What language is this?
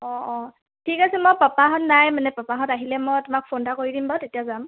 Assamese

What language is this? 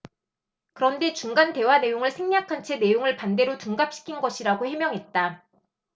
Korean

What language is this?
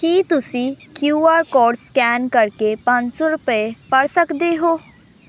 Punjabi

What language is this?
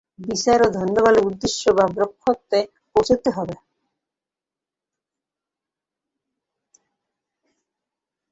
Bangla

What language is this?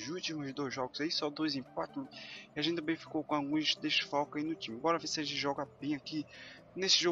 Portuguese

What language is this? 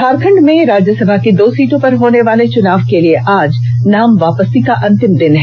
Hindi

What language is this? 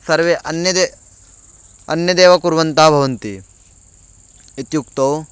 Sanskrit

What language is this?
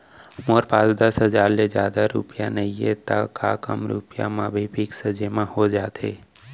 Chhattisgarhi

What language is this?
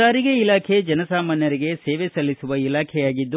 Kannada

